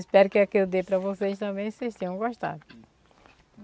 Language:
Portuguese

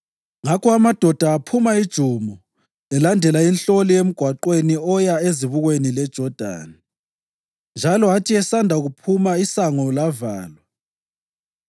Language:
North Ndebele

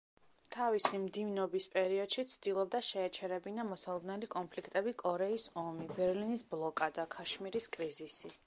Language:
Georgian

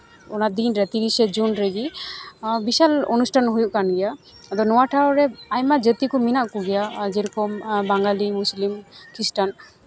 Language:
Santali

